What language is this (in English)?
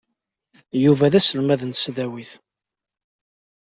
Kabyle